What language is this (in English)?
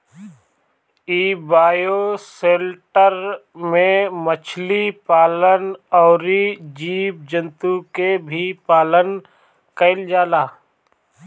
Bhojpuri